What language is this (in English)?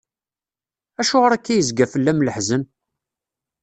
Kabyle